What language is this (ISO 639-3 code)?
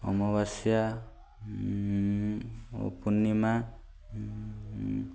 ori